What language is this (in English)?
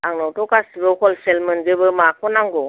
Bodo